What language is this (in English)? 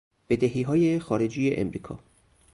Persian